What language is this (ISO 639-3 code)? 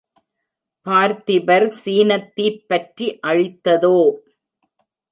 tam